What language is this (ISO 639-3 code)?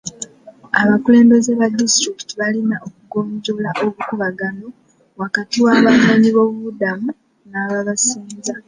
lug